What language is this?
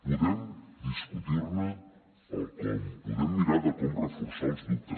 Catalan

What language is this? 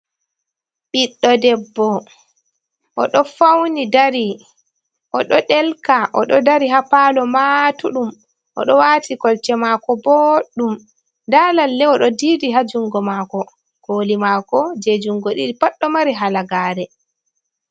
Fula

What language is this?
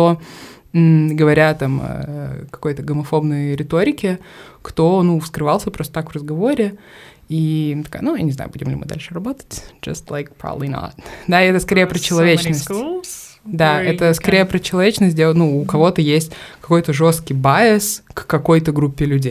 Russian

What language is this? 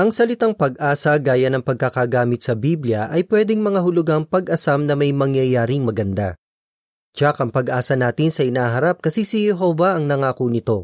Filipino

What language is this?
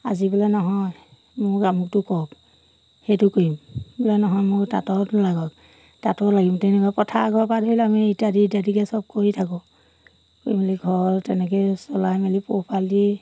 Assamese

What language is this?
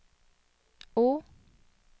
Norwegian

